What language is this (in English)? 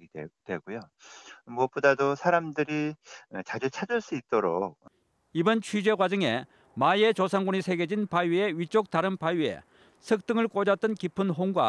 Korean